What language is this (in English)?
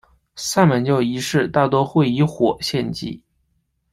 Chinese